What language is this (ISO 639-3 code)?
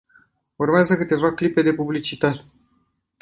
ron